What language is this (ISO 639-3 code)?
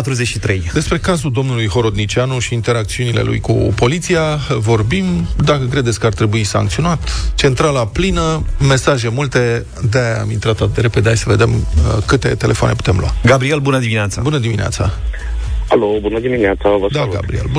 ron